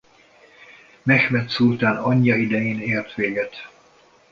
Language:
Hungarian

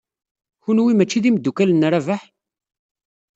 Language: Kabyle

